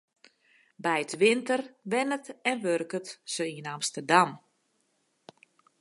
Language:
Western Frisian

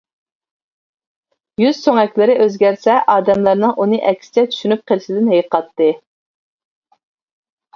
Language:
Uyghur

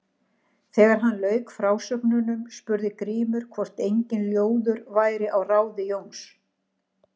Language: Icelandic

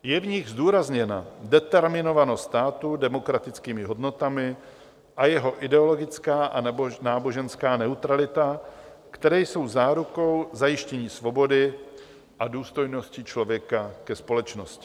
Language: Czech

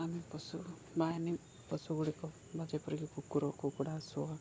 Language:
Odia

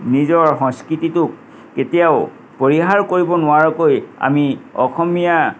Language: Assamese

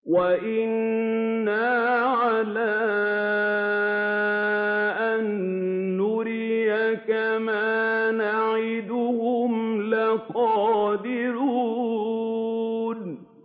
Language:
Arabic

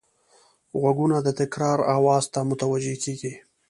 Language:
Pashto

